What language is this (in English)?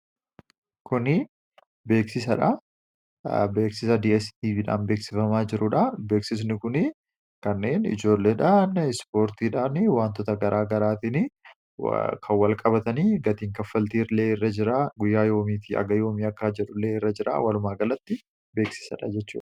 Oromo